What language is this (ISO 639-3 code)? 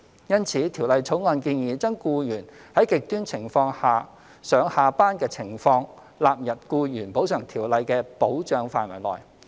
yue